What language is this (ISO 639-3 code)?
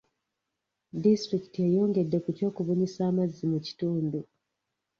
lug